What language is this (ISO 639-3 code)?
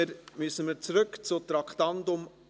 gsw